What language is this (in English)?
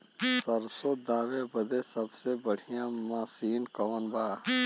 Bhojpuri